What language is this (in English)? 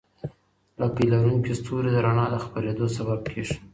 Pashto